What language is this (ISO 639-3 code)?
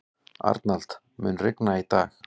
isl